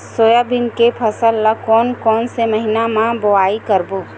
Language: Chhattisgarhi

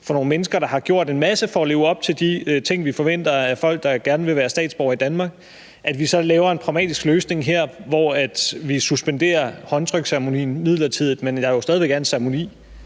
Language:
Danish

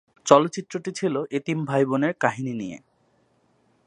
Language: Bangla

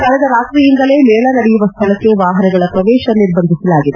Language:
Kannada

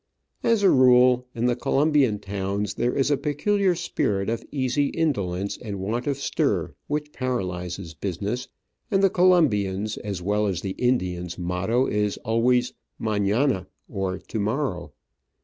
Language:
English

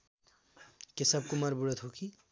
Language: Nepali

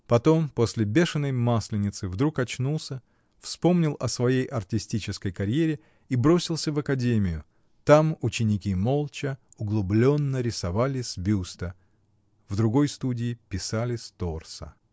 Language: Russian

